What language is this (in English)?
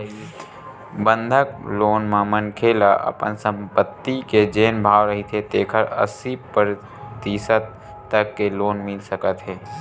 Chhattisgarhi